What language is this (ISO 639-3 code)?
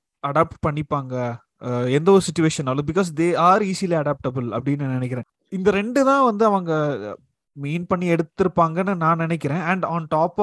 tam